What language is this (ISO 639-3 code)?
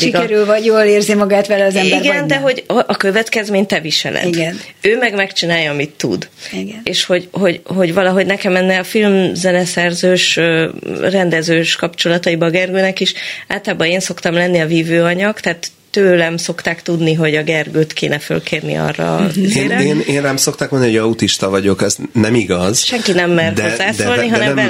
hun